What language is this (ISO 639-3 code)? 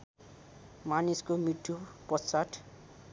nep